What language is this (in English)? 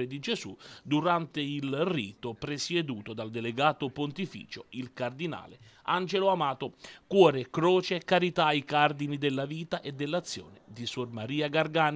Italian